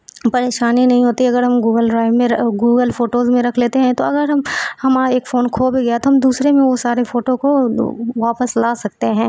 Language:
Urdu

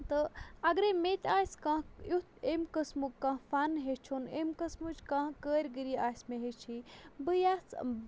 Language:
Kashmiri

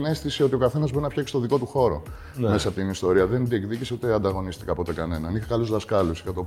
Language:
Greek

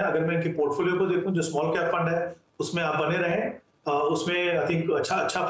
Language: Hindi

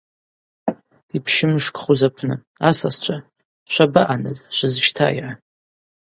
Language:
Abaza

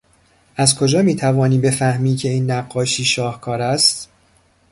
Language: Persian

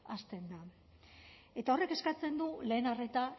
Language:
Basque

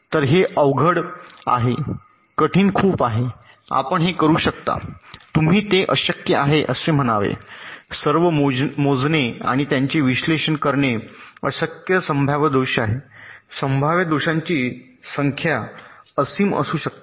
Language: Marathi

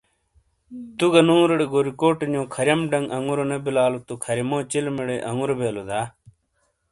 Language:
Shina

